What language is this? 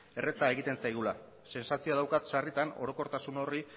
Basque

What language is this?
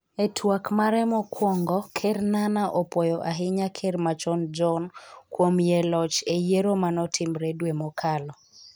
Luo (Kenya and Tanzania)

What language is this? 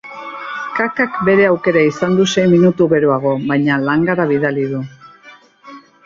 Basque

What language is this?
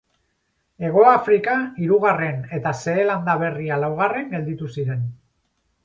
Basque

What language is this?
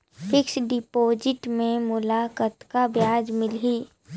Chhattisgarhi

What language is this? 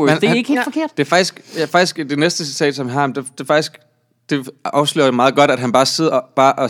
Danish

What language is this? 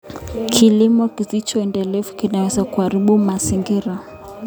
Kalenjin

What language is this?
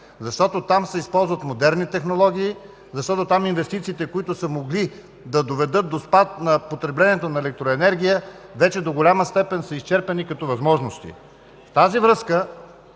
Bulgarian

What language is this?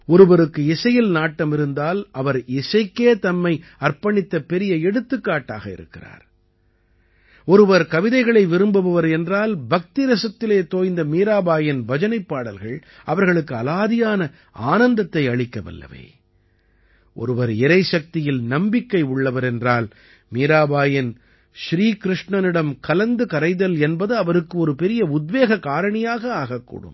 Tamil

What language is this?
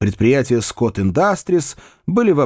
Russian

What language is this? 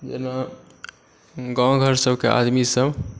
Maithili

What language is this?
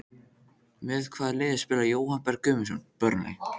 Icelandic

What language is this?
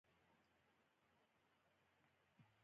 Pashto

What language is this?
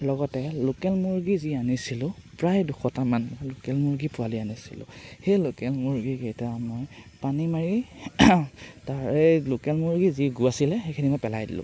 Assamese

